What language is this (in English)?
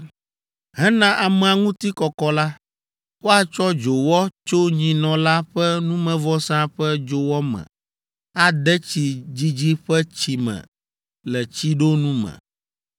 Ewe